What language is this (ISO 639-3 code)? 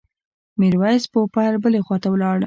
pus